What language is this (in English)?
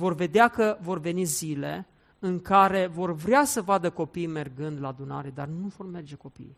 Romanian